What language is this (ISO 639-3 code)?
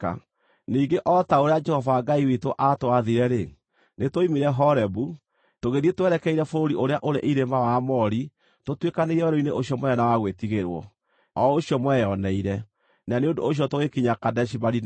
kik